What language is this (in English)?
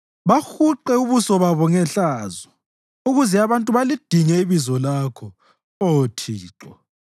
North Ndebele